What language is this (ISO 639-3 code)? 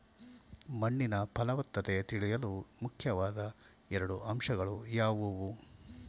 kan